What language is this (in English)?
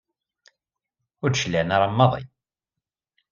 Kabyle